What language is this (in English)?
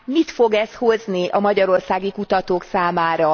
Hungarian